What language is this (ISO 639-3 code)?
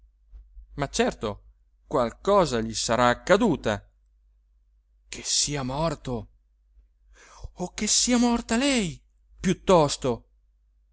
ita